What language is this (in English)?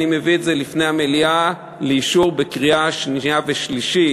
Hebrew